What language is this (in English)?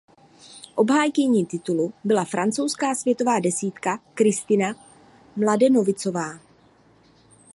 Czech